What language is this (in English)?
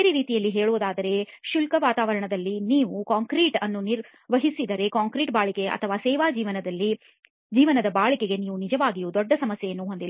Kannada